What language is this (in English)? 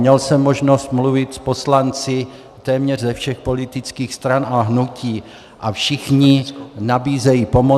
Czech